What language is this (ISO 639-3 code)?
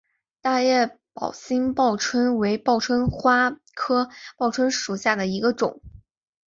zho